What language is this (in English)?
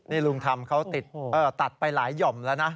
Thai